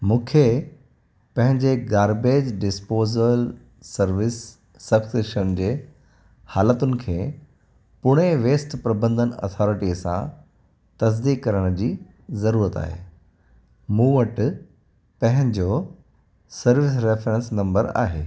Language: Sindhi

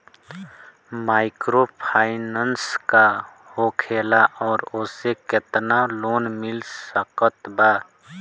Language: Bhojpuri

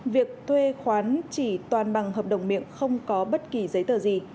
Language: Vietnamese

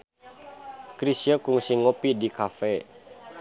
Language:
Sundanese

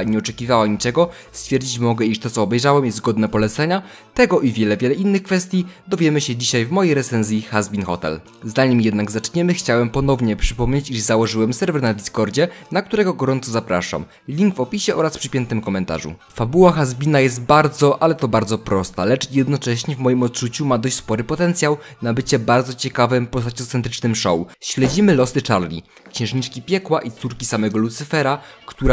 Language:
Polish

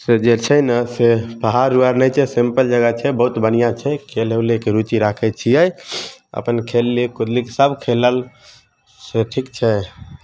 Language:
Maithili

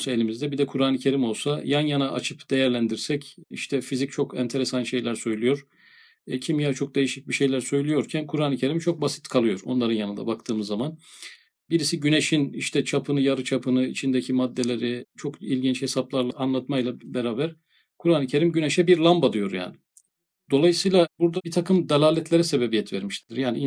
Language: Turkish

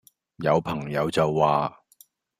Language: Cantonese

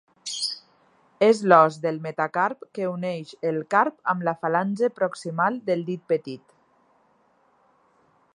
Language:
Catalan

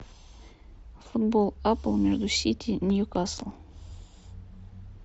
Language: Russian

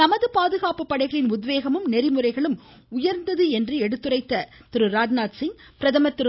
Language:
Tamil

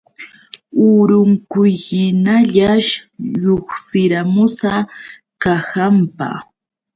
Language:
Yauyos Quechua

